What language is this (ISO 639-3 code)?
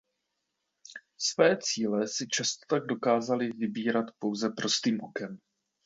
ces